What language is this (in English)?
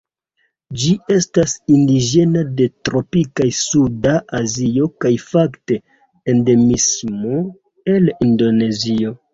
Esperanto